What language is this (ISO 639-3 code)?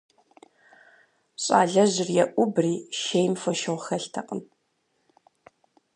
kbd